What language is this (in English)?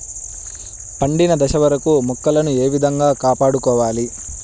Telugu